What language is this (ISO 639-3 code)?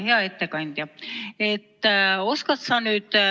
est